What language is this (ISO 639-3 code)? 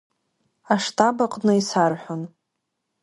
abk